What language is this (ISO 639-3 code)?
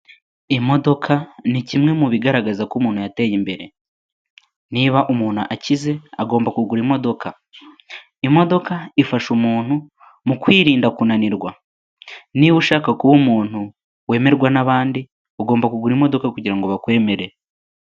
kin